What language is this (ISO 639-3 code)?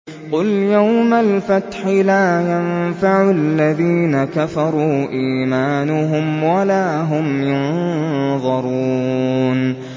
ara